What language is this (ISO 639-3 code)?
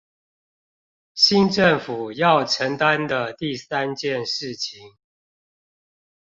zho